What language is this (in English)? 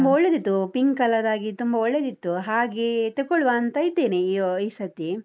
Kannada